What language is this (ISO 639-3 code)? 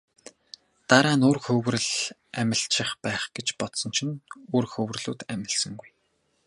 mon